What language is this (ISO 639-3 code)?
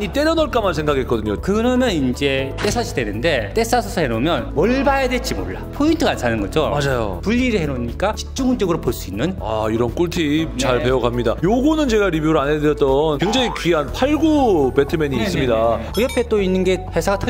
kor